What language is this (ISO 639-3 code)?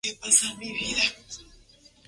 spa